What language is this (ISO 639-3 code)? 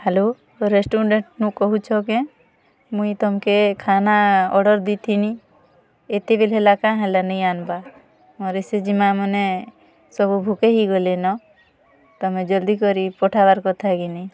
ori